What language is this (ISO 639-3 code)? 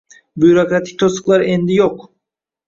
uzb